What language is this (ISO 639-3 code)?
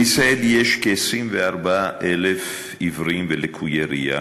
heb